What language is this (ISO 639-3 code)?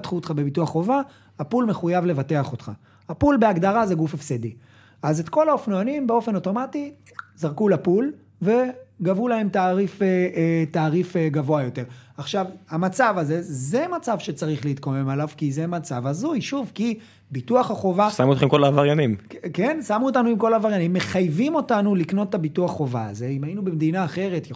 heb